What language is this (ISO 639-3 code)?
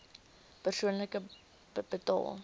afr